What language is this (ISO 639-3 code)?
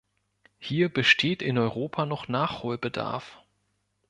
deu